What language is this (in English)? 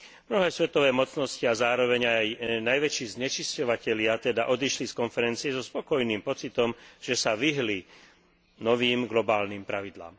Slovak